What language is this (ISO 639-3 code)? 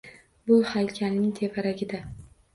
uzb